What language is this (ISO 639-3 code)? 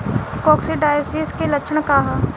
bho